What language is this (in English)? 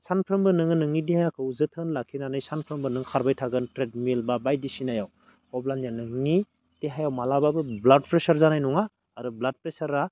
Bodo